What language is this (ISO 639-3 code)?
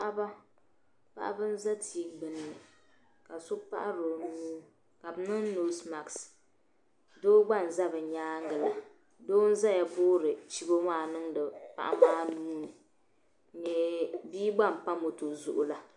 dag